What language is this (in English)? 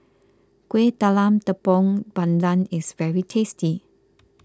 English